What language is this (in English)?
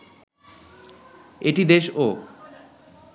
Bangla